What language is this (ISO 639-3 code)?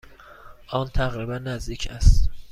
fas